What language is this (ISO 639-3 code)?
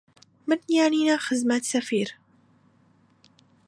ckb